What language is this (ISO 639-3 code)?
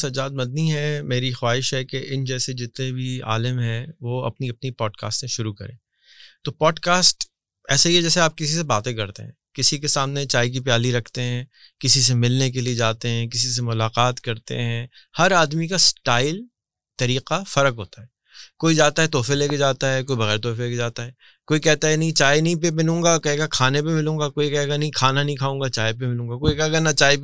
urd